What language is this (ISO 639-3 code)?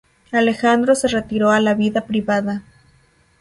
spa